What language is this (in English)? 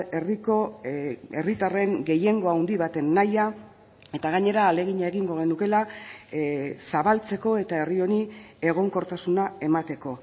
Basque